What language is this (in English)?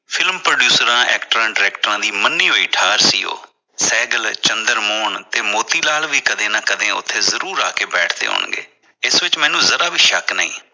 Punjabi